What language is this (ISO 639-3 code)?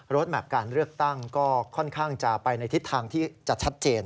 tha